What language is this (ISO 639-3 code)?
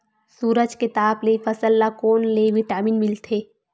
hne